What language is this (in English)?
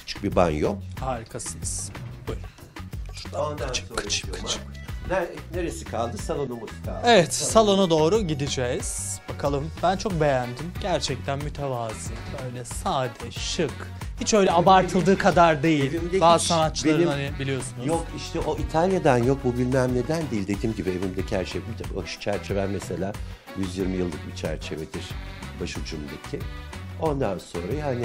Turkish